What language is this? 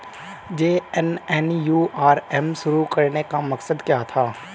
Hindi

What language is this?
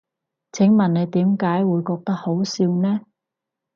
Cantonese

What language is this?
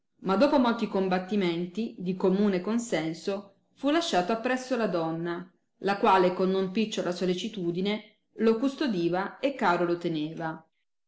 Italian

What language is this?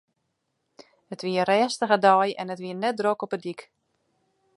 Western Frisian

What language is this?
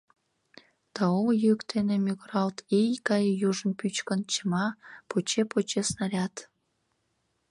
Mari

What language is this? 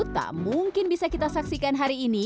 Indonesian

